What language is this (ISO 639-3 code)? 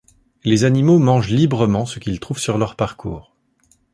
fra